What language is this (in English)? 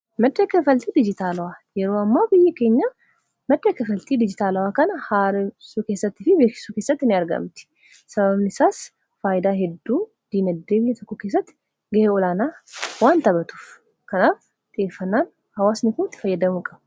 Oromo